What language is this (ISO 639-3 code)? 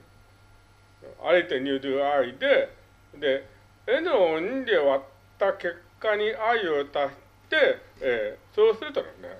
jpn